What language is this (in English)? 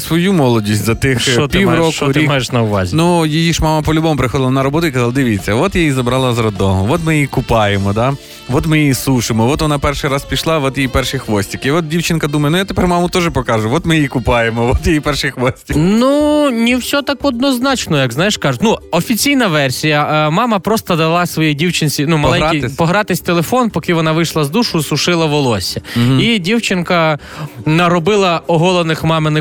Ukrainian